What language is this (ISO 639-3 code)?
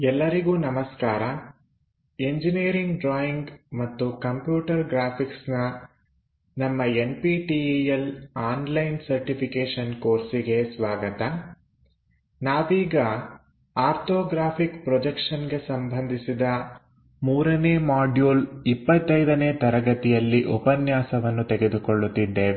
kan